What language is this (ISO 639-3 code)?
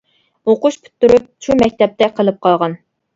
uig